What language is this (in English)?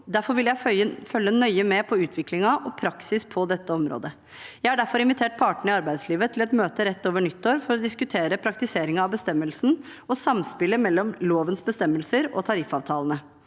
Norwegian